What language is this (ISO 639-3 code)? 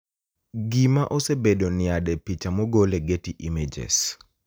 luo